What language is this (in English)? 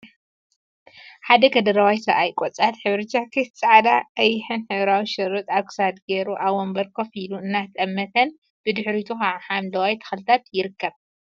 Tigrinya